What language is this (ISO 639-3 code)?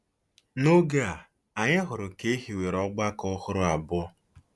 ibo